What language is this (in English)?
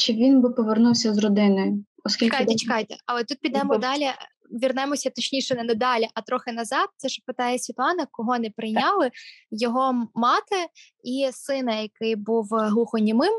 Ukrainian